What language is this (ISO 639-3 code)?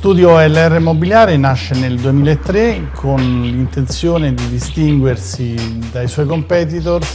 ita